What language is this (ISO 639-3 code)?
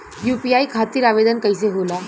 bho